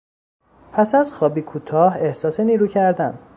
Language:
Persian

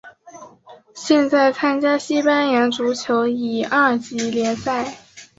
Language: Chinese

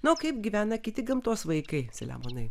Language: Lithuanian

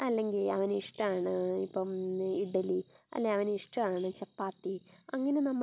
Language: Malayalam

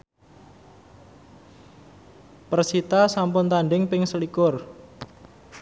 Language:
Javanese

